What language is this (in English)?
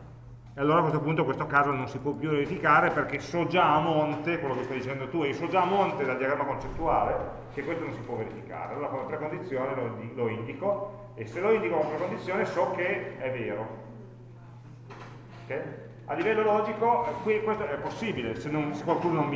Italian